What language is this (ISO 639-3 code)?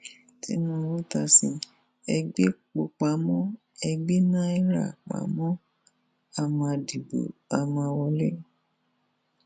yor